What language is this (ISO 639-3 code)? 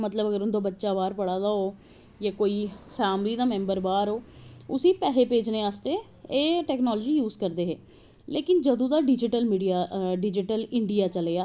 doi